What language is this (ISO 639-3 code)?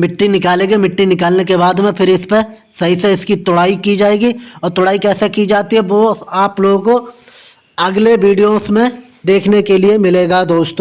hin